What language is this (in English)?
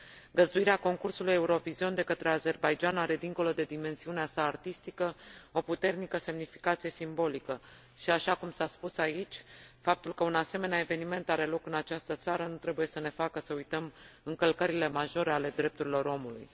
Romanian